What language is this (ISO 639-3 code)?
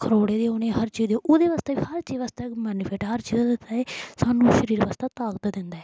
doi